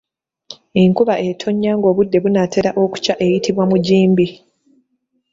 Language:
Ganda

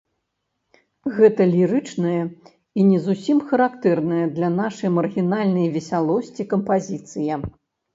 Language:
Belarusian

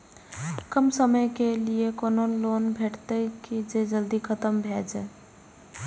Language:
Maithili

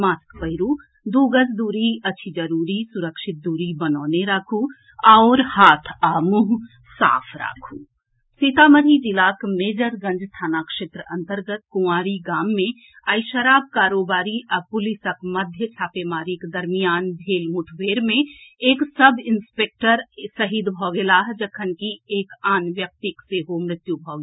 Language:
Maithili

